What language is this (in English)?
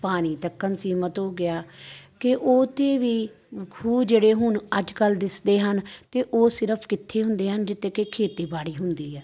Punjabi